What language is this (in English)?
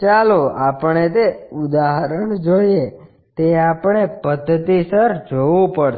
Gujarati